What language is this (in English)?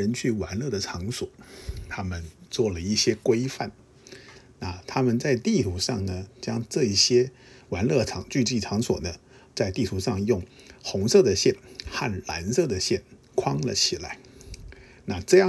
Chinese